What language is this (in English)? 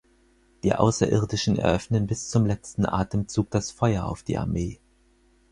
German